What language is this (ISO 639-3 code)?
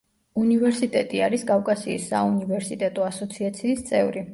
kat